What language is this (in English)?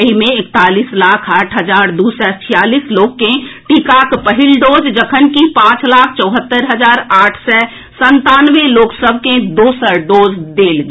Maithili